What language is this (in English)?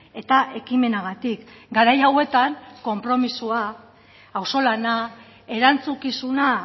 Basque